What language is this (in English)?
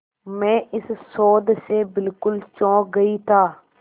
Hindi